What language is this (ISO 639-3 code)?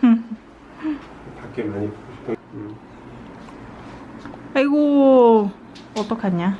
vie